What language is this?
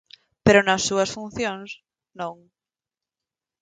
Galician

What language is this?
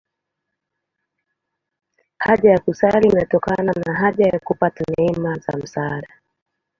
Swahili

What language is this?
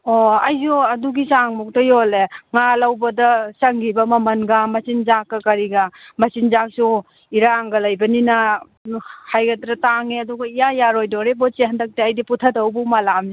Manipuri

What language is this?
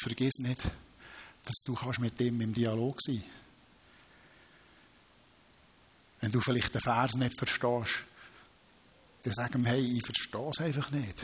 German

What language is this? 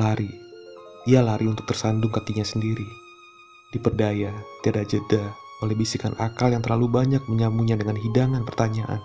Indonesian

